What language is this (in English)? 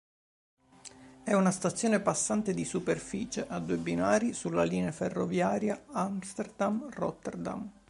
Italian